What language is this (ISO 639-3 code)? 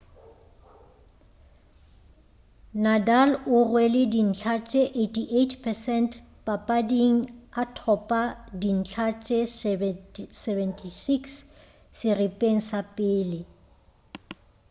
nso